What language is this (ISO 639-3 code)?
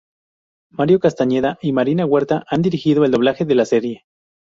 spa